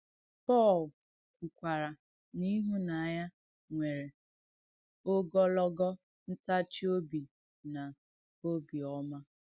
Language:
Igbo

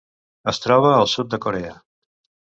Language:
Catalan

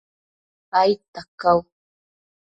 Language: Matsés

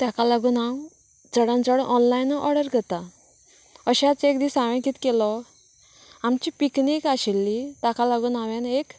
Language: Konkani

